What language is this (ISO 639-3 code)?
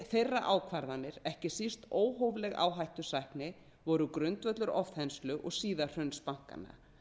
isl